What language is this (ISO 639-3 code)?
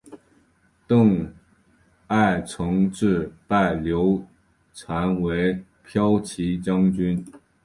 zho